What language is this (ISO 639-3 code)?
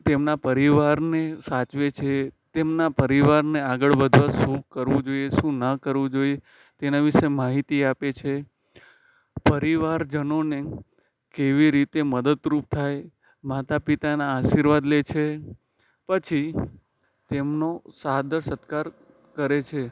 guj